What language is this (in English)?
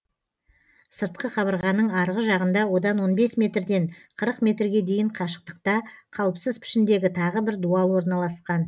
Kazakh